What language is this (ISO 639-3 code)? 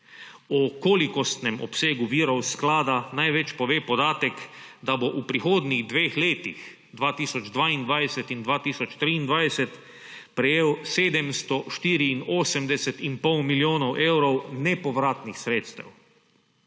slv